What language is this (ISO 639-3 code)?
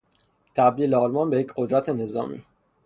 fas